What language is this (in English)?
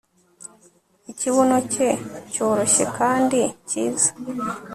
Kinyarwanda